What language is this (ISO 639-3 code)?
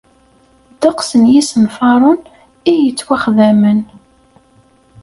kab